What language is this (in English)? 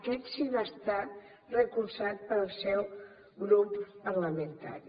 Catalan